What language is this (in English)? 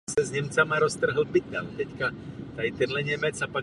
Czech